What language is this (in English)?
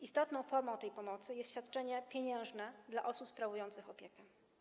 Polish